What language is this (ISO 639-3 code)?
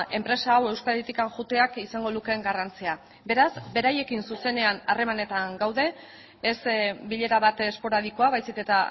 eus